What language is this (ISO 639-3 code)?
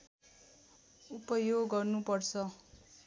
nep